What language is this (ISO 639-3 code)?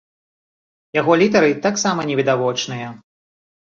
bel